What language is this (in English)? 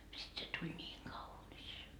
Finnish